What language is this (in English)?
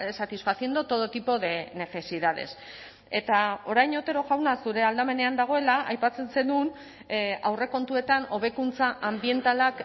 Basque